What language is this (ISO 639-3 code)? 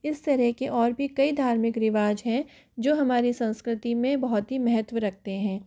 hin